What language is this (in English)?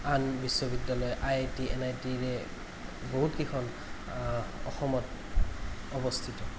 Assamese